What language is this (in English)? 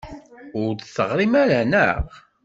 Kabyle